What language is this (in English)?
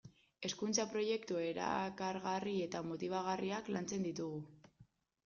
Basque